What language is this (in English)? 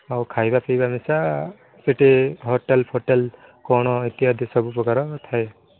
Odia